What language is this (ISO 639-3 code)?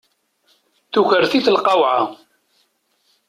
kab